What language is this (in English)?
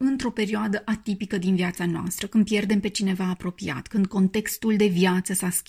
Romanian